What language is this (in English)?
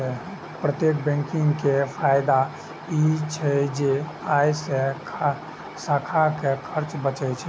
Maithili